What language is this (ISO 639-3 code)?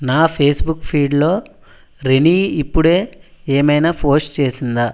tel